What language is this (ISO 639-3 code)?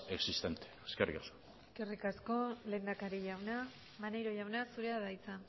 eus